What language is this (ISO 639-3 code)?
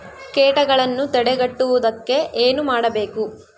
kan